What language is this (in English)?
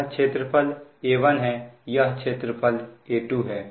Hindi